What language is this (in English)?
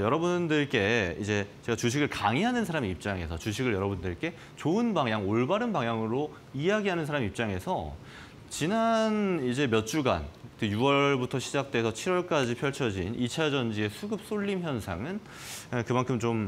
Korean